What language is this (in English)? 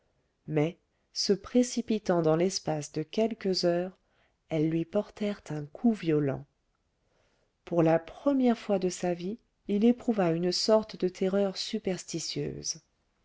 French